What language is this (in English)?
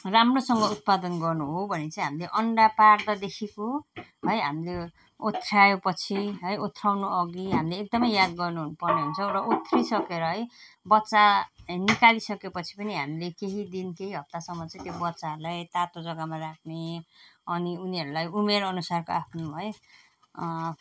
Nepali